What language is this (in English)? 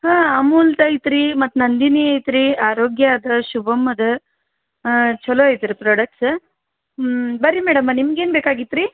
Kannada